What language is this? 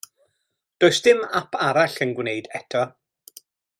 Welsh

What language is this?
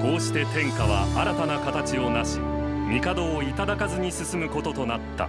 Japanese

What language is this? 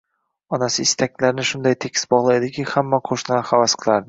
Uzbek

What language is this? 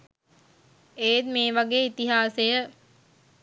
Sinhala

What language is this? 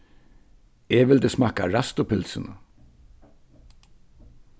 Faroese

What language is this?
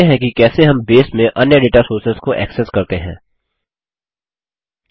Hindi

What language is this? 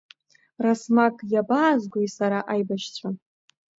Abkhazian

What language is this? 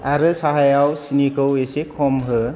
Bodo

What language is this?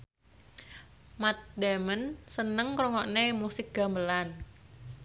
Javanese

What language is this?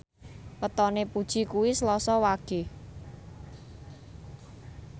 Javanese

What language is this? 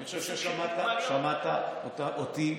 Hebrew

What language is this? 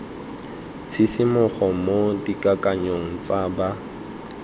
Tswana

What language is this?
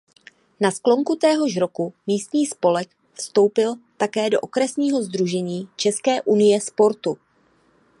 Czech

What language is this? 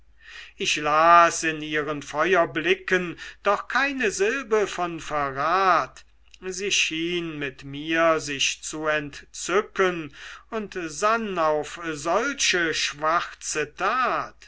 German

